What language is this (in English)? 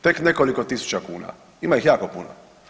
Croatian